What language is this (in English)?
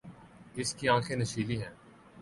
Urdu